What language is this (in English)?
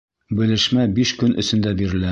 Bashkir